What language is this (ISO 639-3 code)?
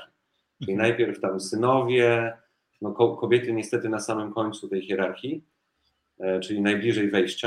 pol